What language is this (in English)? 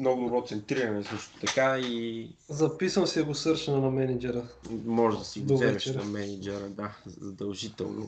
Bulgarian